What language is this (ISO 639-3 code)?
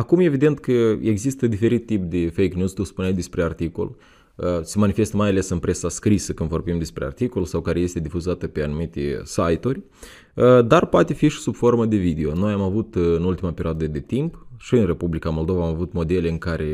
ron